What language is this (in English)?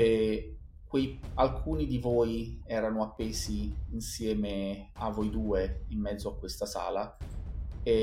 Italian